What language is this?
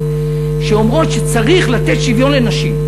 Hebrew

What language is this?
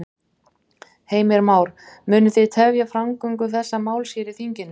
Icelandic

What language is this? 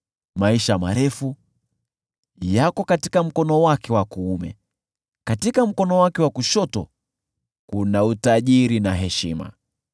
Swahili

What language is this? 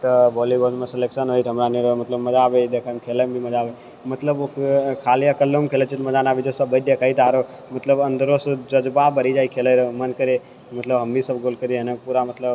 Maithili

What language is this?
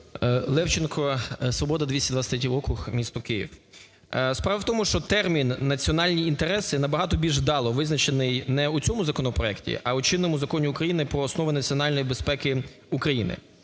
Ukrainian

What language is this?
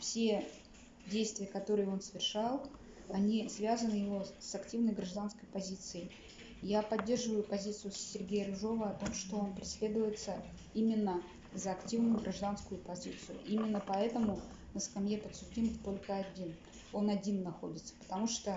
Russian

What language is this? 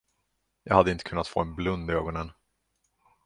Swedish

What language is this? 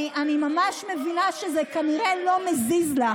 Hebrew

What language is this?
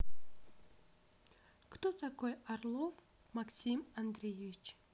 Russian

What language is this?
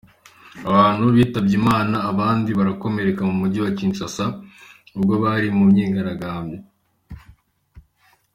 Kinyarwanda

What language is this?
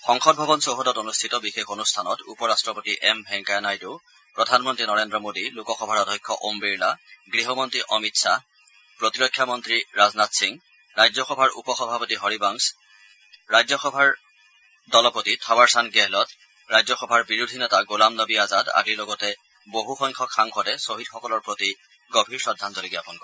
Assamese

